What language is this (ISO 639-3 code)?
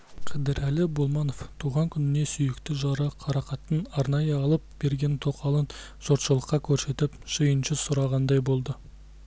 kaz